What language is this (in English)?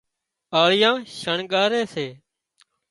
Wadiyara Koli